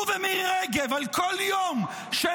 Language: Hebrew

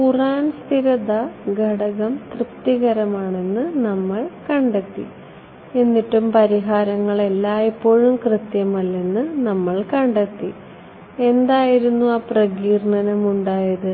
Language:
Malayalam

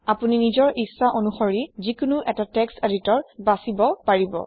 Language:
Assamese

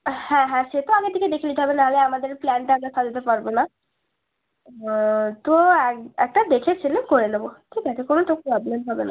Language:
Bangla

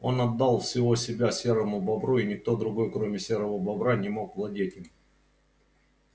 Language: Russian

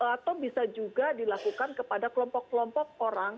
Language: Indonesian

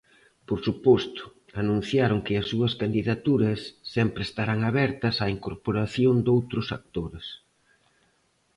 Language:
Galician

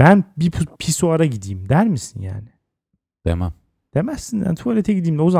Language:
Turkish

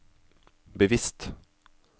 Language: Norwegian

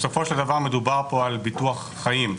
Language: Hebrew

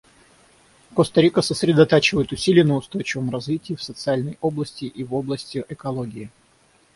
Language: Russian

